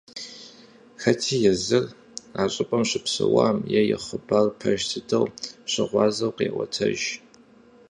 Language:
Kabardian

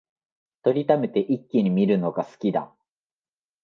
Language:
Japanese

